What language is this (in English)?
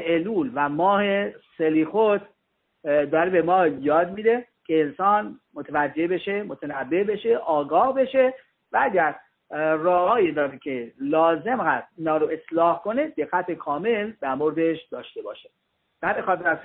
Persian